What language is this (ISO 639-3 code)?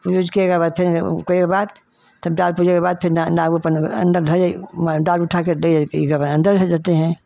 hin